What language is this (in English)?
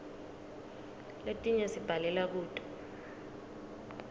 Swati